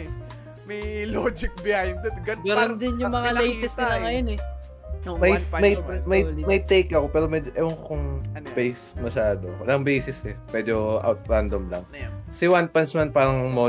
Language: Filipino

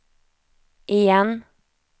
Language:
Swedish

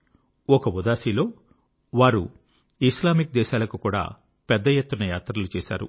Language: Telugu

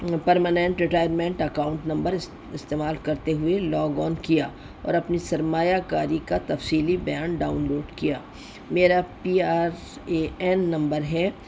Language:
Urdu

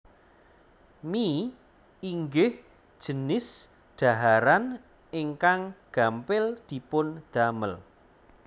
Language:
Javanese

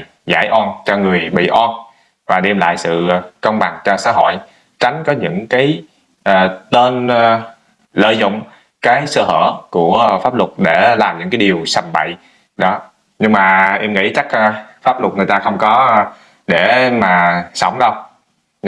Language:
Vietnamese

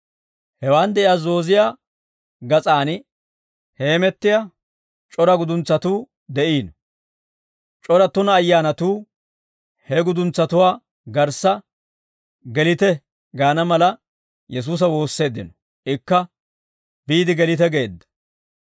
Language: Dawro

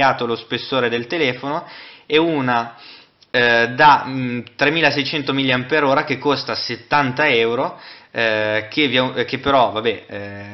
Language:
Italian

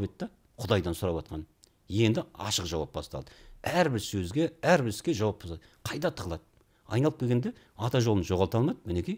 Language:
Turkish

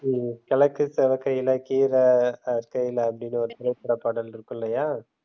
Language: Tamil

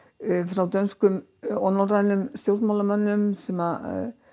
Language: Icelandic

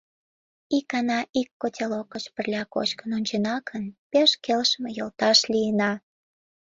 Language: Mari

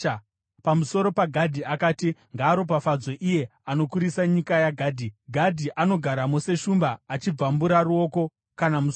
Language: Shona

